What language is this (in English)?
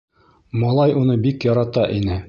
Bashkir